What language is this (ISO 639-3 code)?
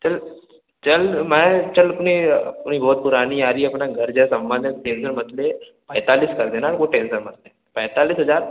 hin